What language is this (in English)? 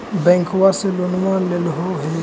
Magahi